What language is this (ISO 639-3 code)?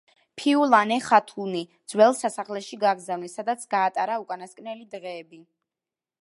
kat